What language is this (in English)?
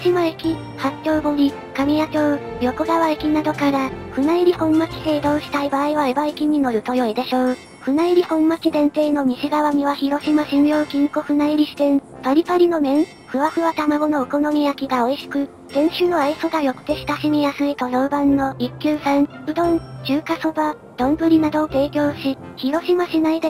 Japanese